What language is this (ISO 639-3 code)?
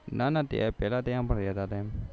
guj